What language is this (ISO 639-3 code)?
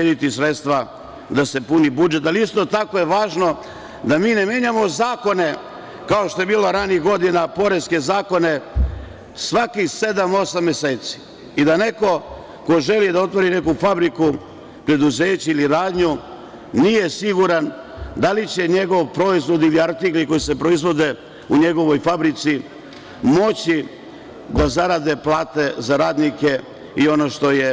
srp